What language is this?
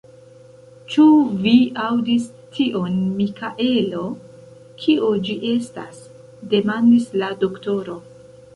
Esperanto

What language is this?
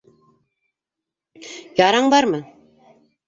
Bashkir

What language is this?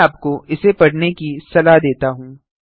Hindi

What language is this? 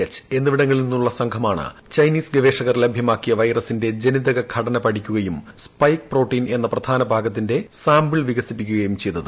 Malayalam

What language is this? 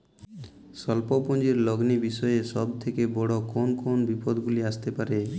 Bangla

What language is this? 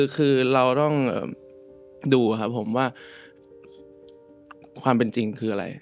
Thai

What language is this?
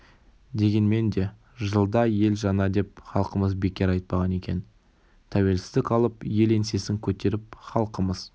Kazakh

